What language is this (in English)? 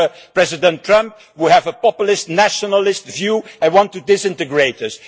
English